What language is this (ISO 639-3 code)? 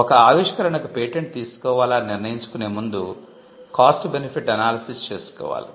tel